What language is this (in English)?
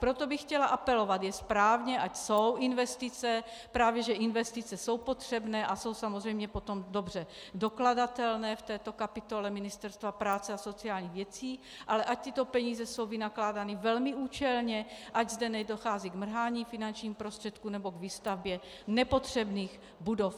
Czech